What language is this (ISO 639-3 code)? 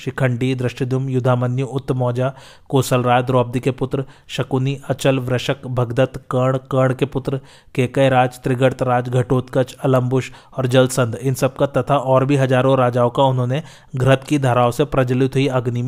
hin